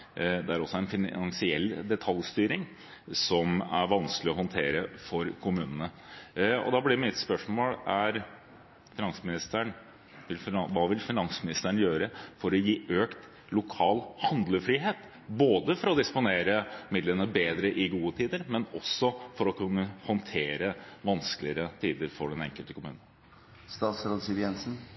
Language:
Norwegian Bokmål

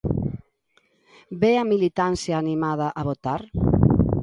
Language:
Galician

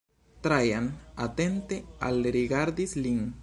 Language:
Esperanto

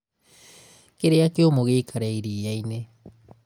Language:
Kikuyu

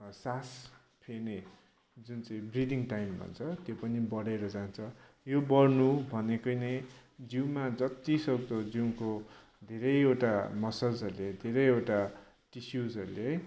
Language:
Nepali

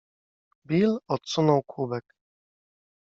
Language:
Polish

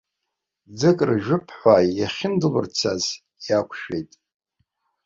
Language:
Abkhazian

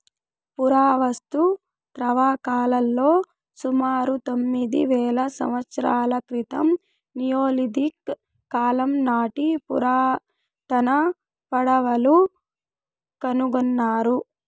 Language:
Telugu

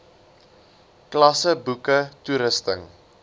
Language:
Afrikaans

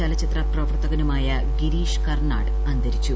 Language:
Malayalam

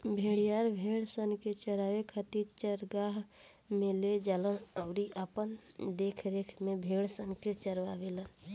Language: Bhojpuri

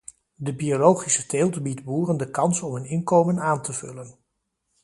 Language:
Dutch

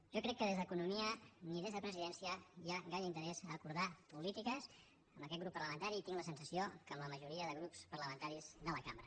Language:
Catalan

